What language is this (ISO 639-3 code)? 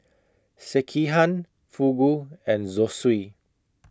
eng